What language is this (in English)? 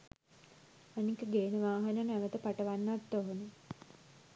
Sinhala